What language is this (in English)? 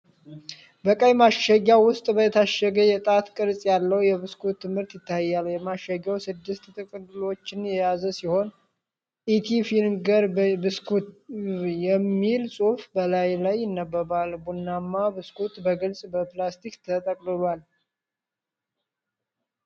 Amharic